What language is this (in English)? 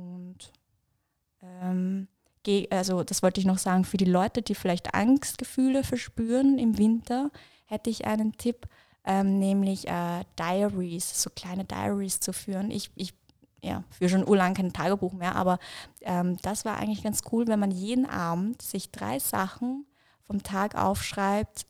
German